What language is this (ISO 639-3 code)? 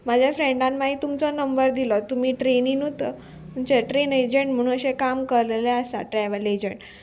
kok